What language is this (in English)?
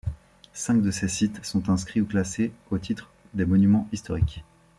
French